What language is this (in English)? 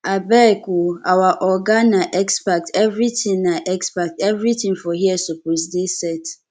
Nigerian Pidgin